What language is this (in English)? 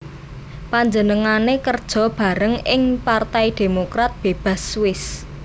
Javanese